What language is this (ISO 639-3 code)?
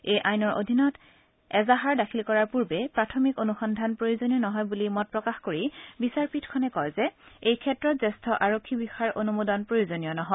asm